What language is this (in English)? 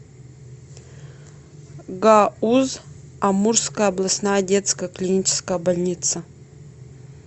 Russian